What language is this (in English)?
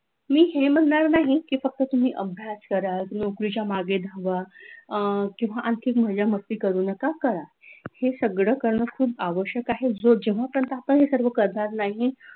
Marathi